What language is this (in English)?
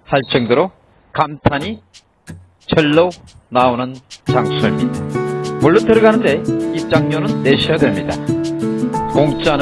Korean